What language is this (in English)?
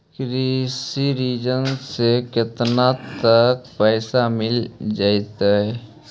Magahi